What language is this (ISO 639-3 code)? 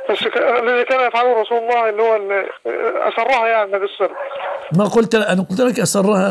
ara